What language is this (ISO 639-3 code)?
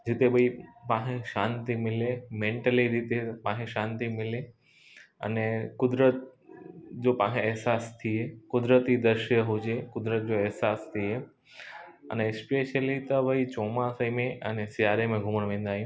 snd